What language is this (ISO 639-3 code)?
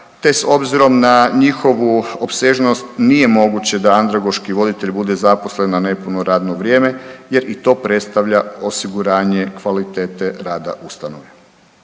hrv